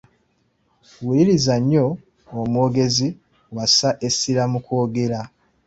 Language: Ganda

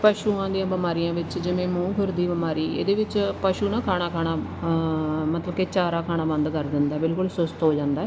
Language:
Punjabi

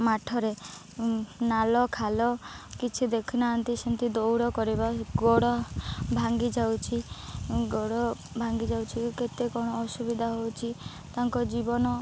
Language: Odia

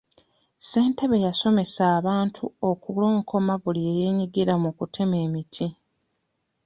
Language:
Ganda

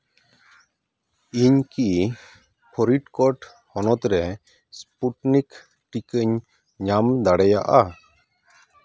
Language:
Santali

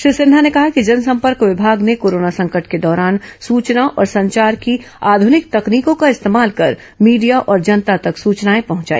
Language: Hindi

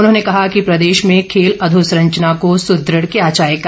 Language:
Hindi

